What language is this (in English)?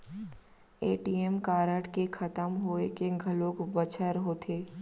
Chhattisgarhi